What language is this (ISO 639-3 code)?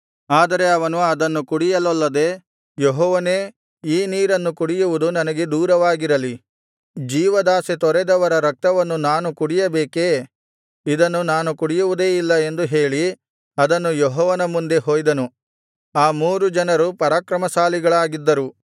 kan